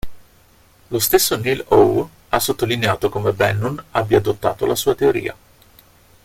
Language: Italian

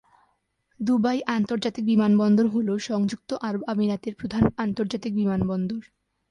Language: Bangla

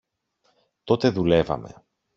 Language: Greek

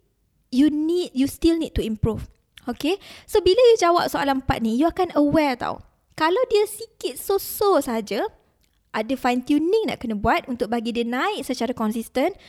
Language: Malay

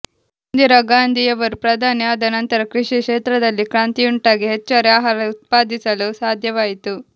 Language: Kannada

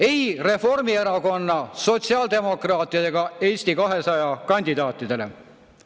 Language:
Estonian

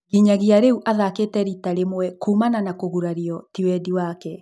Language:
Kikuyu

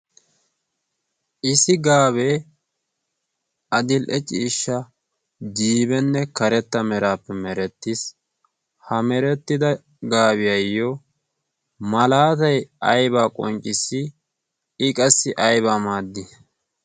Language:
Wolaytta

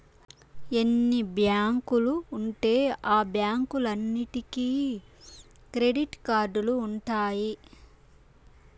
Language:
Telugu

